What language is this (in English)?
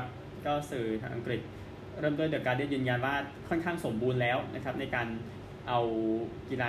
Thai